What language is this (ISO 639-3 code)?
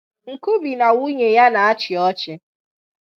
ibo